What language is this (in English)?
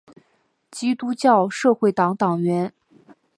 Chinese